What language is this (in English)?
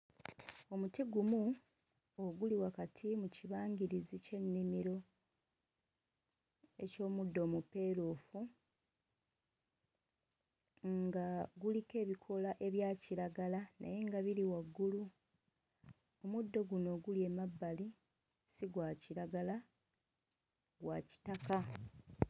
Ganda